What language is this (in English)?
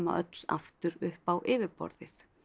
Icelandic